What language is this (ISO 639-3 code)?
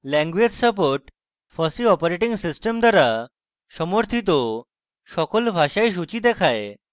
ben